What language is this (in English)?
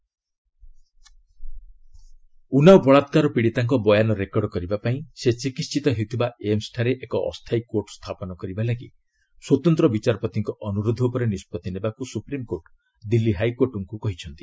Odia